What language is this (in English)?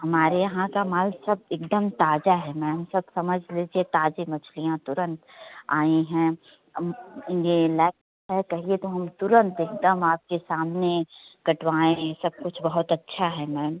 Hindi